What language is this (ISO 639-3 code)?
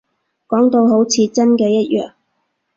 yue